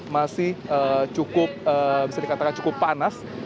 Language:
Indonesian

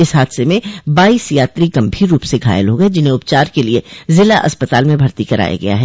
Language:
Hindi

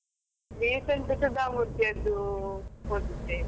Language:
Kannada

